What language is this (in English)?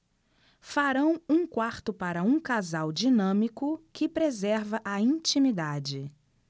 Portuguese